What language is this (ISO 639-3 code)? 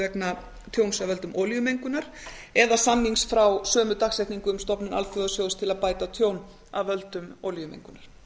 isl